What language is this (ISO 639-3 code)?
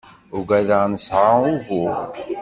kab